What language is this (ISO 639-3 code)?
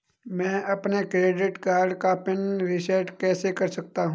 hin